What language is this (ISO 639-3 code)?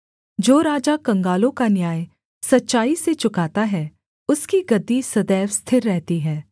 hin